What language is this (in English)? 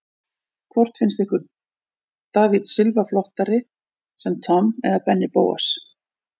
Icelandic